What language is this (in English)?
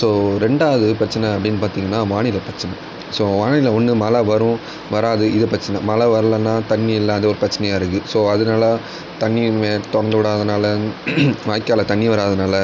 Tamil